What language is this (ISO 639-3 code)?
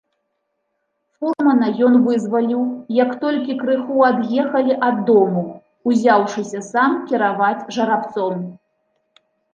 bel